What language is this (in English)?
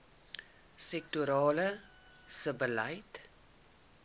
Afrikaans